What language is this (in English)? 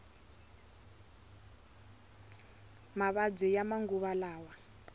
Tsonga